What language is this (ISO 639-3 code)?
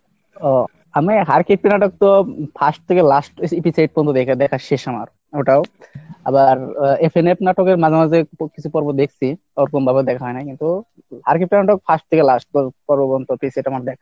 ben